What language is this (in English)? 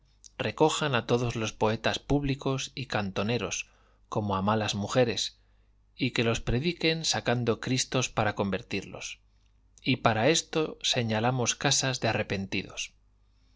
Spanish